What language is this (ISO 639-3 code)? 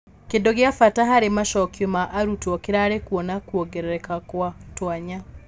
kik